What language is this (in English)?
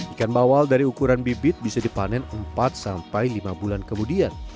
Indonesian